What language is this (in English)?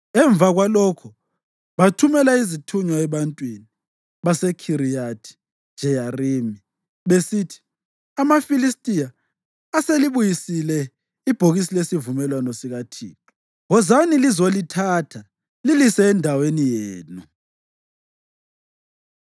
North Ndebele